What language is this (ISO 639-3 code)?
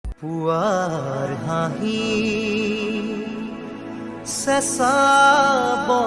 asm